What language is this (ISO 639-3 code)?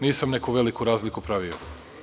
srp